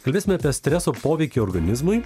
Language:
Lithuanian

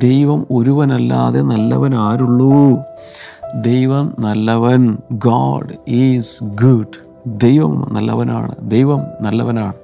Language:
Malayalam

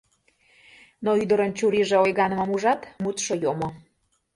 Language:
Mari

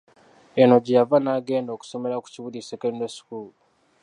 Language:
Ganda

